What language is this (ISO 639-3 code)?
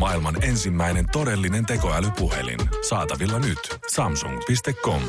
fin